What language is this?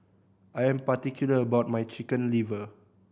English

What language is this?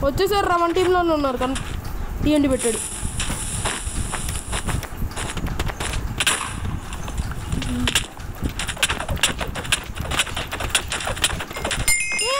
Hindi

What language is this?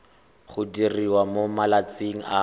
Tswana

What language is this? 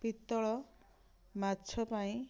Odia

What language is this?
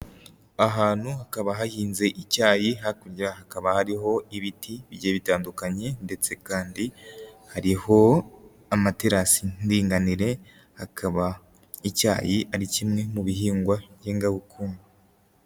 Kinyarwanda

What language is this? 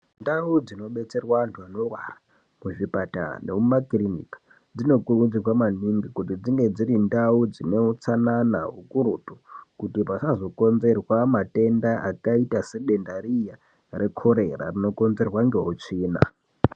Ndau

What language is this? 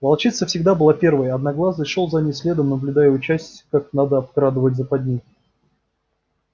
Russian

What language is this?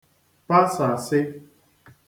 Igbo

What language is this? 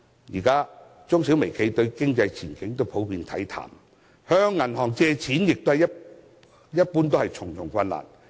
Cantonese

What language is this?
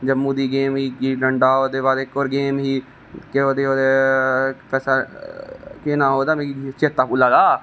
Dogri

